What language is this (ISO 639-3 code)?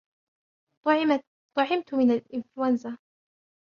ara